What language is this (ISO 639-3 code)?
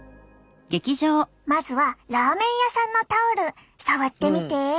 jpn